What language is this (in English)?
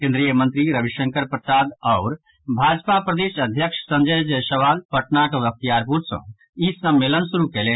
Maithili